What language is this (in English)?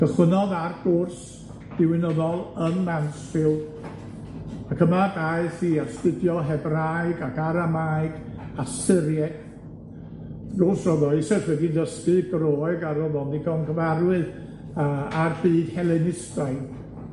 Welsh